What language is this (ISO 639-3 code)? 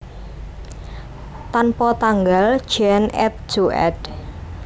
jav